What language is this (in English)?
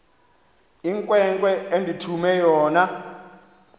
Xhosa